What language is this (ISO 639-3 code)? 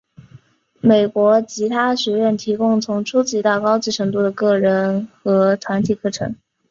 zho